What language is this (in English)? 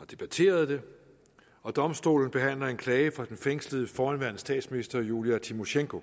Danish